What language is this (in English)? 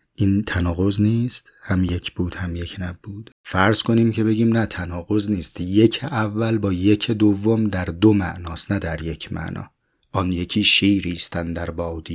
Persian